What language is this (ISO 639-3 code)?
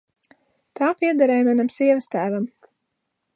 lav